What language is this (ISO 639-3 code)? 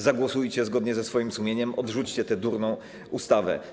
pol